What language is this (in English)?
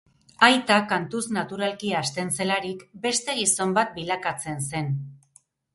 Basque